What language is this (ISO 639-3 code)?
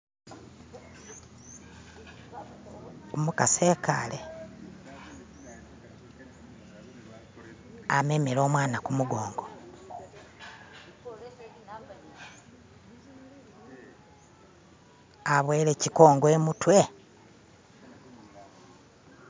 myx